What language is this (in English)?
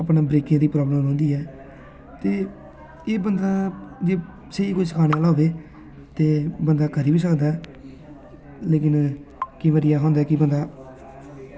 Dogri